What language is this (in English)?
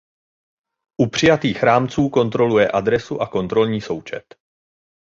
Czech